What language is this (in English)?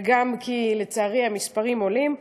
Hebrew